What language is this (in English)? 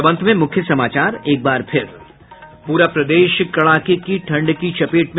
Hindi